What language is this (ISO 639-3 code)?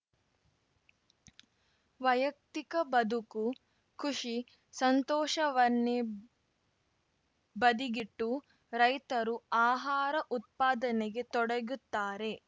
kan